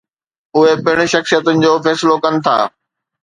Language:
Sindhi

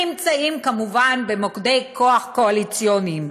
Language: Hebrew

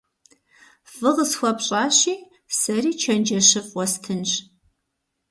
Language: Kabardian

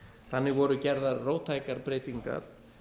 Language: Icelandic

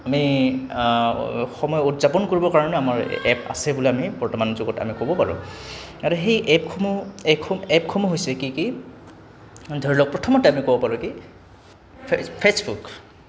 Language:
Assamese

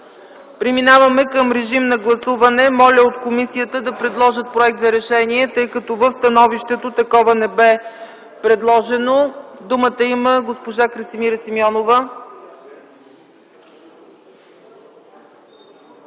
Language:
Bulgarian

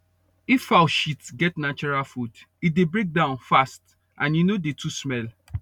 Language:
Nigerian Pidgin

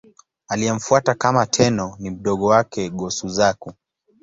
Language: Swahili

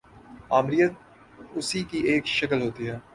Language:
Urdu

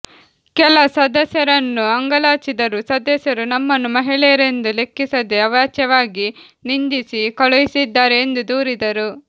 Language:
Kannada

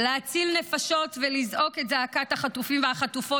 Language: Hebrew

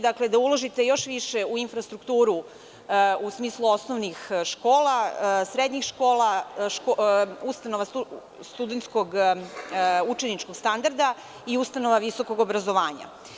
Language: Serbian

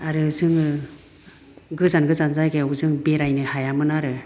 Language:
Bodo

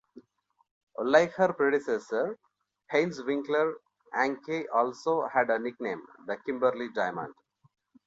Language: English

